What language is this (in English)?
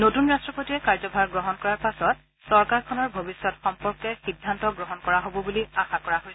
Assamese